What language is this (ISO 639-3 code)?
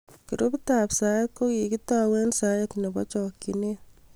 kln